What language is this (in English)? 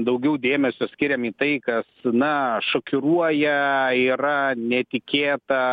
Lithuanian